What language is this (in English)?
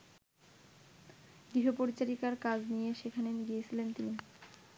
Bangla